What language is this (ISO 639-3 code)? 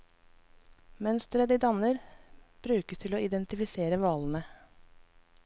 nor